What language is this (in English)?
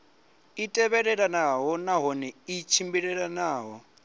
Venda